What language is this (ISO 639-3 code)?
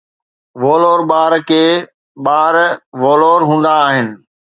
snd